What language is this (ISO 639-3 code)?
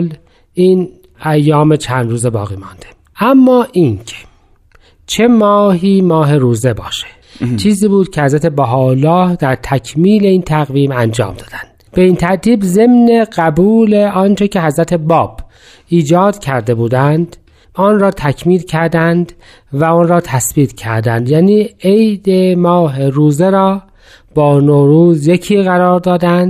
fas